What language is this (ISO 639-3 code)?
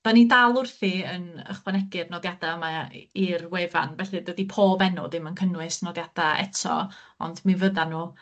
cym